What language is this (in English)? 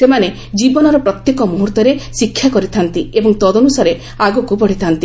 Odia